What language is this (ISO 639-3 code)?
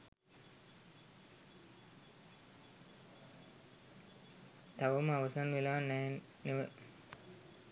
sin